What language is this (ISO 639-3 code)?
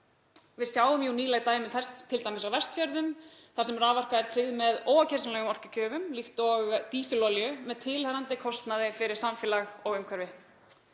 isl